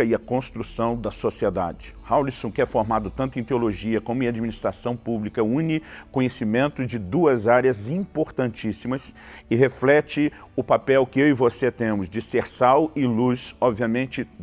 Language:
Portuguese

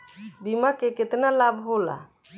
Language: Bhojpuri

